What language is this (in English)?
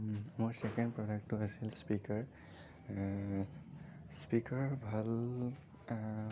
Assamese